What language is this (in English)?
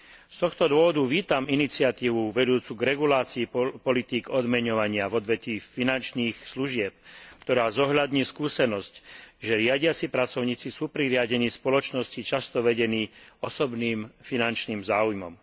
Slovak